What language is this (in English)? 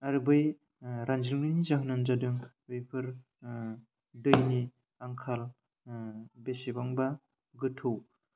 Bodo